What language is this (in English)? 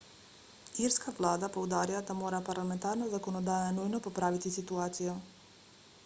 Slovenian